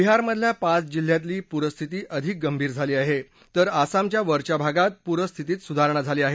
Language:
Marathi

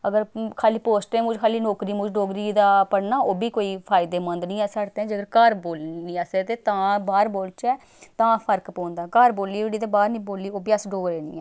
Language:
Dogri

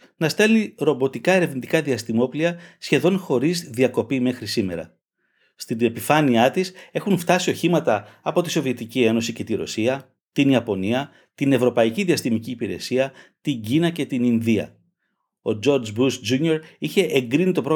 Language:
Greek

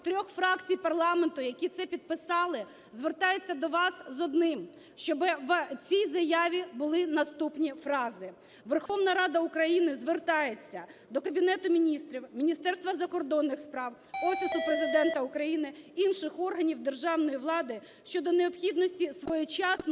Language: Ukrainian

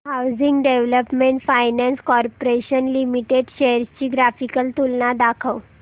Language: Marathi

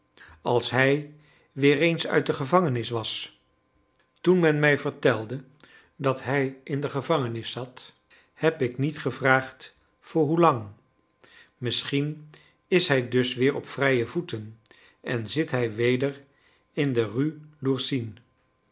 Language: Dutch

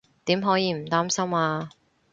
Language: Cantonese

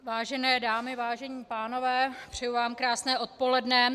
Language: Czech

